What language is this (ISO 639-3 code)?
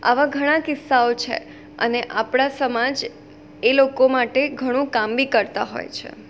guj